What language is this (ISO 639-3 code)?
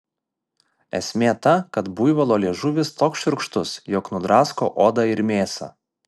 lit